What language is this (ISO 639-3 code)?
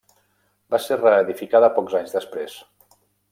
cat